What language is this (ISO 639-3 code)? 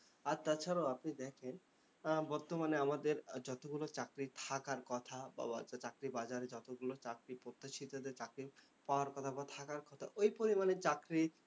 ben